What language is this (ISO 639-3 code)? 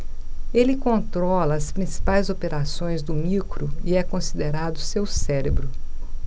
por